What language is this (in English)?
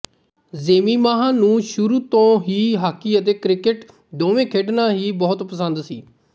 Punjabi